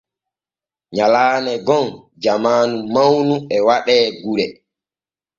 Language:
Borgu Fulfulde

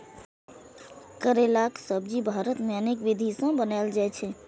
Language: Maithili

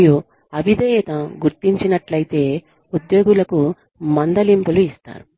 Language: Telugu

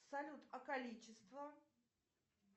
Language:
Russian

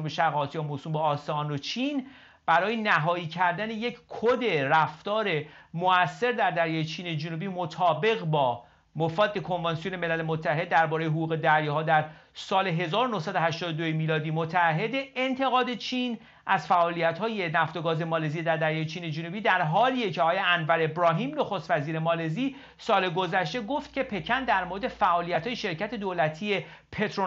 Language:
Persian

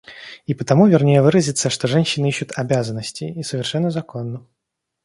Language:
Russian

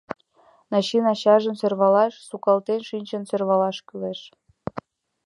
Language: Mari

